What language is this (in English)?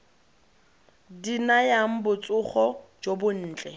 Tswana